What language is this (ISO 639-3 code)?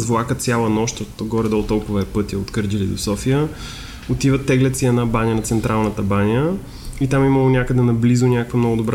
bul